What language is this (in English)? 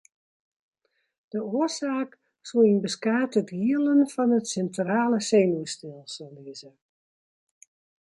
Western Frisian